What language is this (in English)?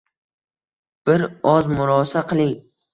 Uzbek